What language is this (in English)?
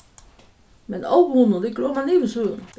Faroese